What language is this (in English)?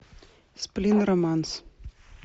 Russian